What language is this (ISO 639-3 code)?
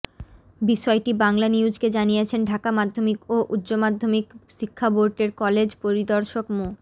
ben